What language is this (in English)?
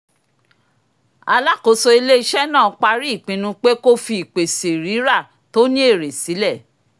Yoruba